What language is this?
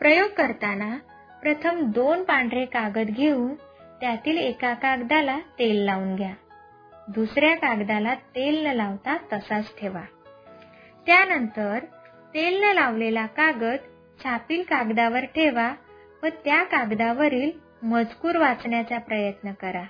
Marathi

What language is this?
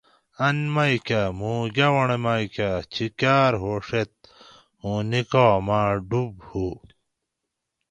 Gawri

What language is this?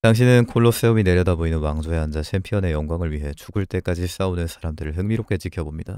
Korean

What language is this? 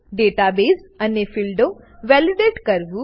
Gujarati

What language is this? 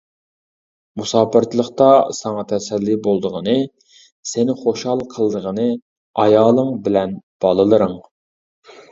Uyghur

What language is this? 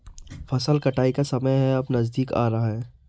Hindi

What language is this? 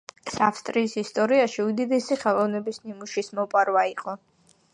Georgian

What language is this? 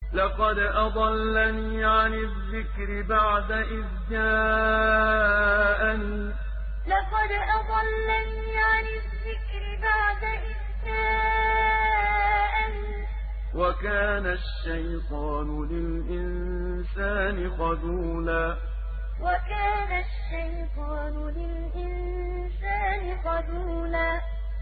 Arabic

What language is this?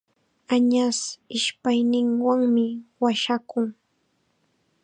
Chiquián Ancash Quechua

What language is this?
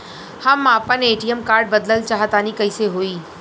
Bhojpuri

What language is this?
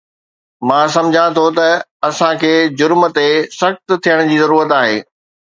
Sindhi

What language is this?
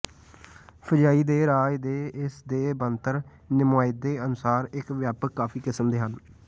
Punjabi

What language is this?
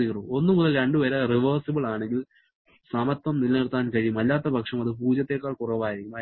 Malayalam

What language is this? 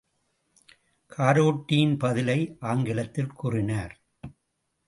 Tamil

